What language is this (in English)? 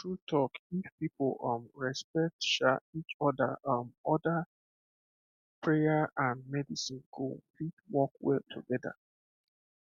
Nigerian Pidgin